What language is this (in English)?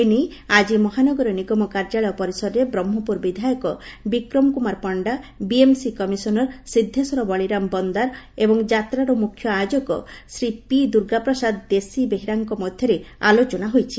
Odia